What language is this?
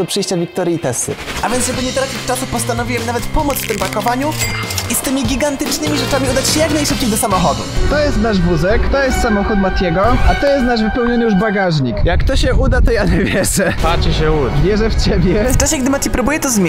Polish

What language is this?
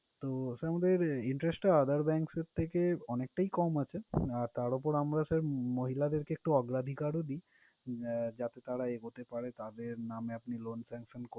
Bangla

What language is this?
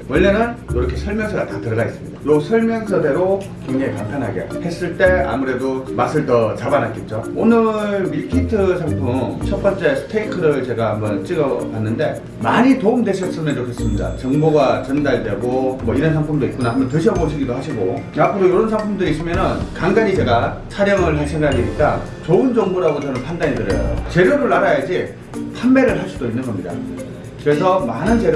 Korean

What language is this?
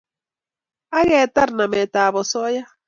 Kalenjin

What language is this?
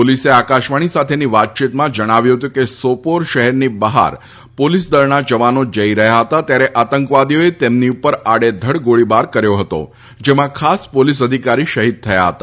Gujarati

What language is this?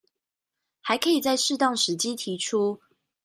Chinese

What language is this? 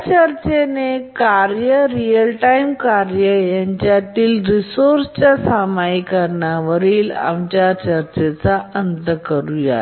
Marathi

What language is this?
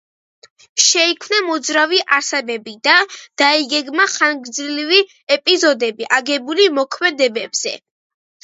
Georgian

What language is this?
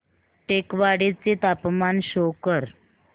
Marathi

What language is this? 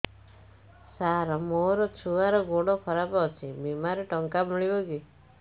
Odia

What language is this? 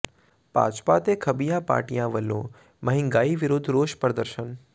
Punjabi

